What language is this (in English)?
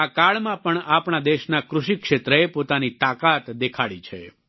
Gujarati